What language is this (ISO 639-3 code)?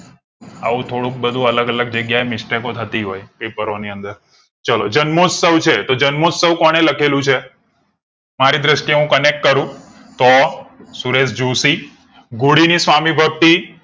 guj